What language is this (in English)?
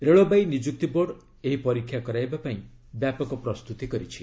Odia